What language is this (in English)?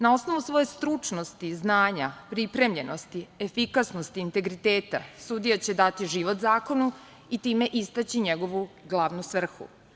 Serbian